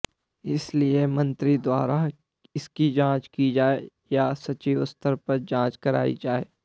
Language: Hindi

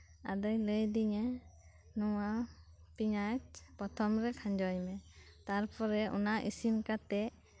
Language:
Santali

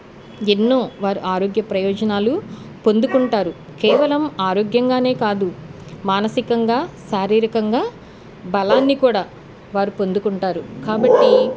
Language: Telugu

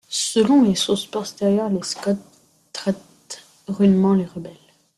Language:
French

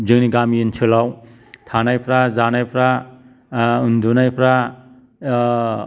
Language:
Bodo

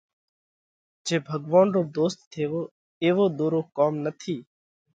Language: Parkari Koli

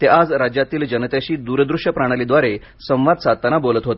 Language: Marathi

